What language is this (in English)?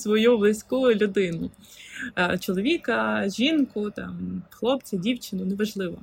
Ukrainian